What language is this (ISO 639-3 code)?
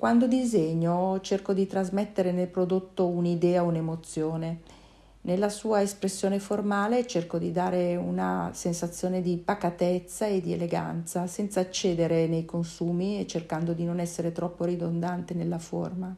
ita